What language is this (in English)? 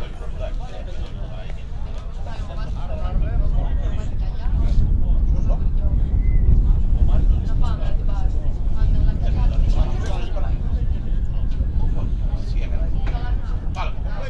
Greek